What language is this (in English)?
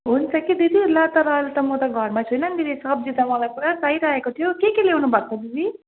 Nepali